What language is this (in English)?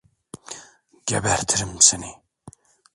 Turkish